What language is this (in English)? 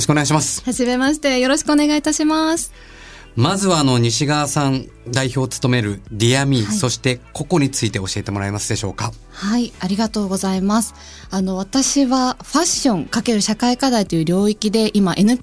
Japanese